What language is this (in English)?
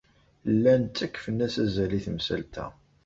Kabyle